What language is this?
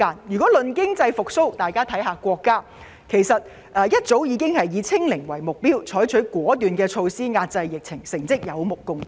Cantonese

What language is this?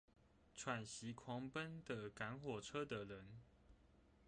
Chinese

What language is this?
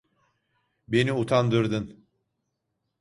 Turkish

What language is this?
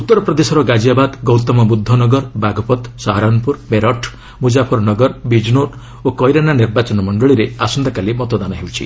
Odia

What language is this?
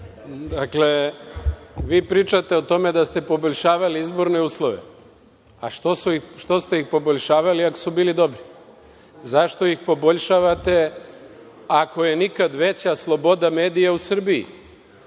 Serbian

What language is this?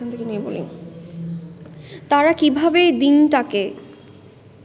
Bangla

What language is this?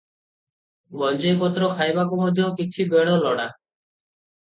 Odia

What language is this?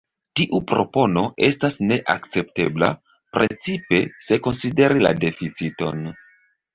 Esperanto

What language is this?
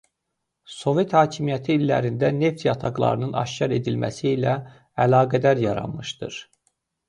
Azerbaijani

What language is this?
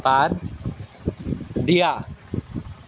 Assamese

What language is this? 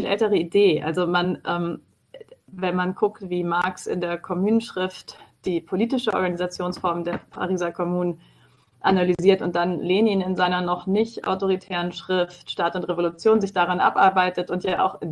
German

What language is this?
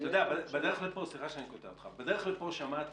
Hebrew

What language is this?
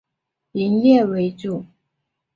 Chinese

